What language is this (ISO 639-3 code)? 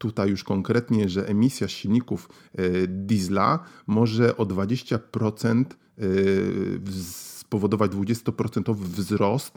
pol